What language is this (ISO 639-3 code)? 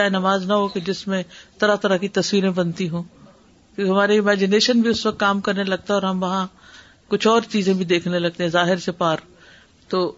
urd